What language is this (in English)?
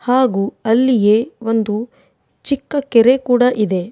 Kannada